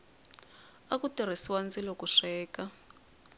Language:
Tsonga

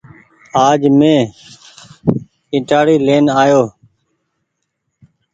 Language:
Goaria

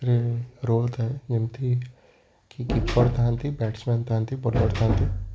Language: Odia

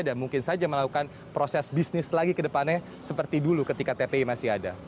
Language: Indonesian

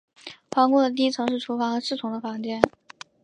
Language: Chinese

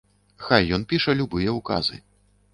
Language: Belarusian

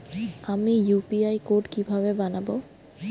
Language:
Bangla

